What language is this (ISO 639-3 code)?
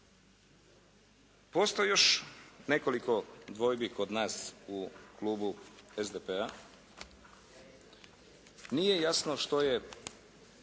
hrv